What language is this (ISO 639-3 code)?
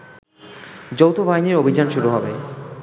ben